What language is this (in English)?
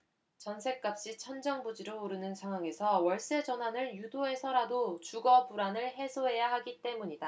Korean